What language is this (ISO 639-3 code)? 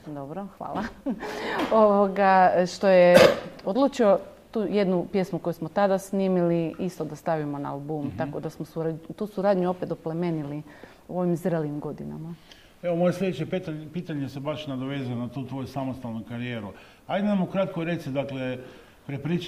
hrv